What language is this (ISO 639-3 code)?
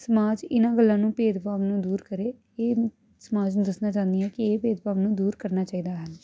pan